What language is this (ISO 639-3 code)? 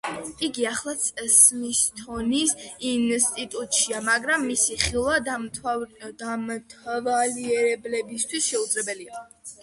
kat